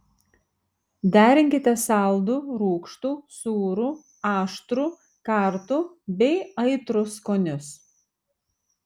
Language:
Lithuanian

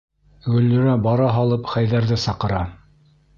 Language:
Bashkir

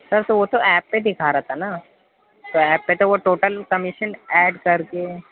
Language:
Urdu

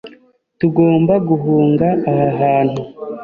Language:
Kinyarwanda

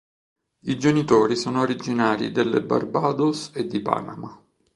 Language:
Italian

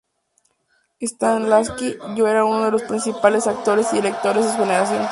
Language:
Spanish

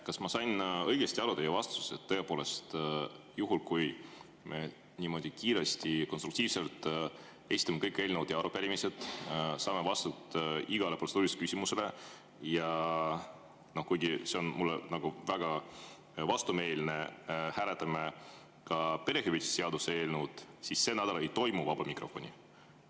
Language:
Estonian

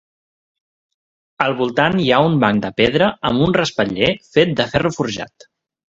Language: Catalan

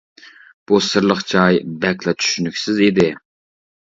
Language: Uyghur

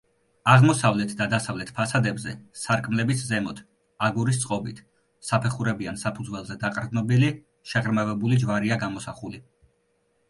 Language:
Georgian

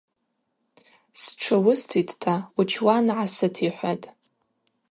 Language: Abaza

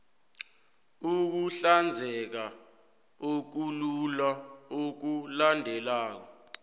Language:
South Ndebele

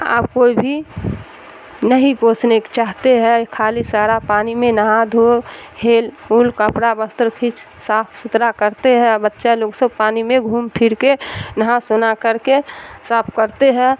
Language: Urdu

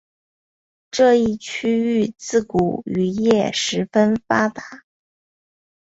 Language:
Chinese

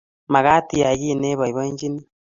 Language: Kalenjin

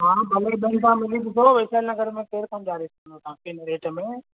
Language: Sindhi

